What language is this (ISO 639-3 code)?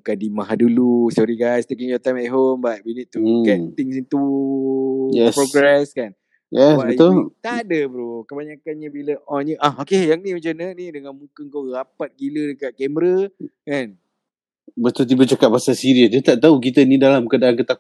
msa